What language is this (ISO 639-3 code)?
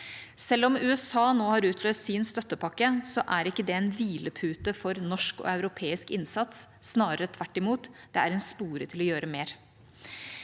nor